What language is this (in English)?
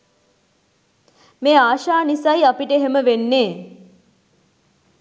Sinhala